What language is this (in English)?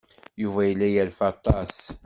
Kabyle